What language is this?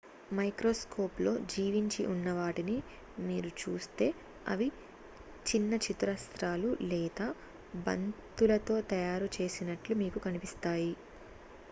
Telugu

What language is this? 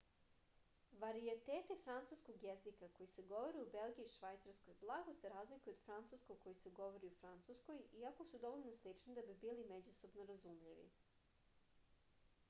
Serbian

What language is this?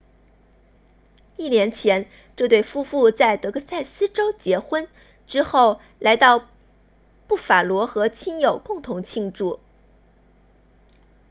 Chinese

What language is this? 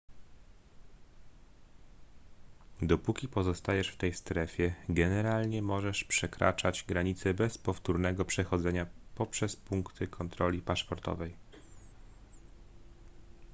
Polish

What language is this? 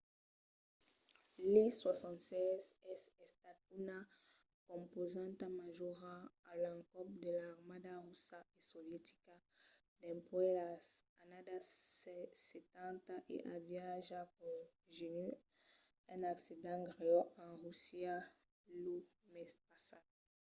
Occitan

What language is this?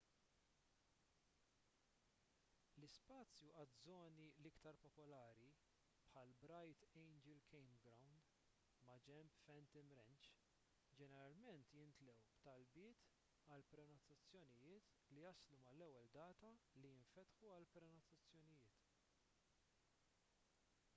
Maltese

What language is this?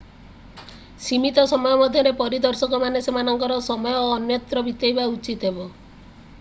Odia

